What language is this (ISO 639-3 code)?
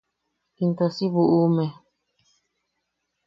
yaq